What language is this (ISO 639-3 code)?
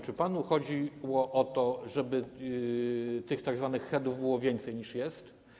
pol